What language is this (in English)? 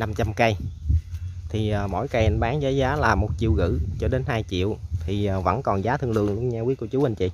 Vietnamese